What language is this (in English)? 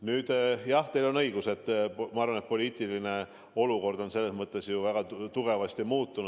Estonian